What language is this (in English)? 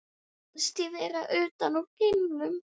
Icelandic